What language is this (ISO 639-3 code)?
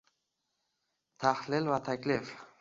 uzb